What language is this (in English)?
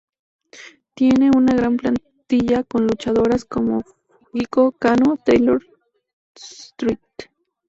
Spanish